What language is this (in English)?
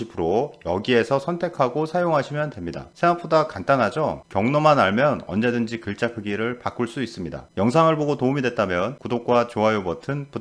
Korean